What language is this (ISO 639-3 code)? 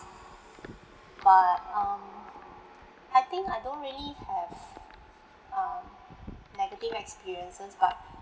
eng